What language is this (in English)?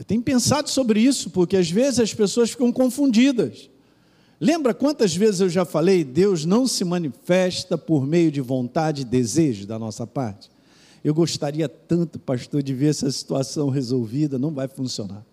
Portuguese